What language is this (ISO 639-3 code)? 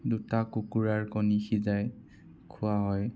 asm